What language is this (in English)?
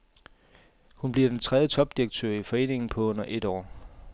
Danish